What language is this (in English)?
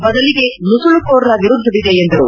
Kannada